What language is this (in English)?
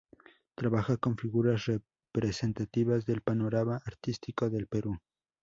Spanish